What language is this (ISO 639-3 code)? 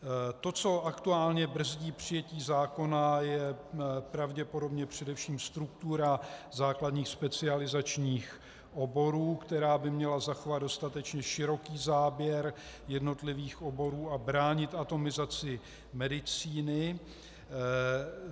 ces